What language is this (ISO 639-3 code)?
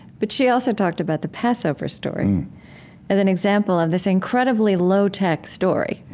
eng